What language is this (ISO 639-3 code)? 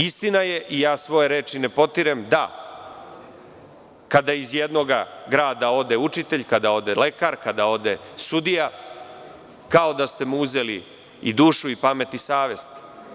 srp